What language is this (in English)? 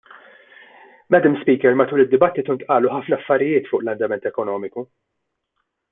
Maltese